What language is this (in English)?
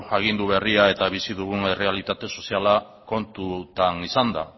Basque